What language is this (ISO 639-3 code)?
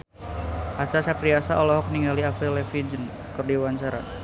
sun